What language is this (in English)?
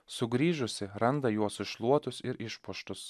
Lithuanian